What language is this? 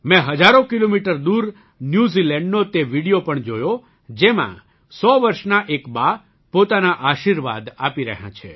Gujarati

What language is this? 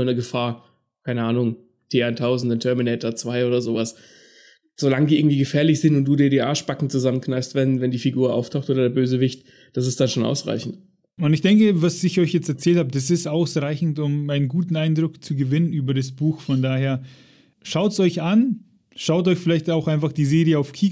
German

